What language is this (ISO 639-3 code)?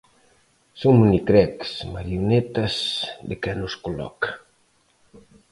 glg